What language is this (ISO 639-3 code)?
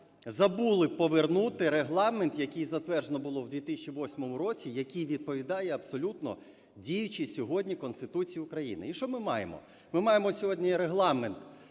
ukr